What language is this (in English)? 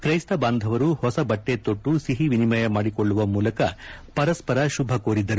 Kannada